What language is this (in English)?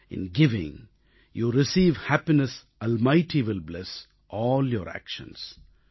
Tamil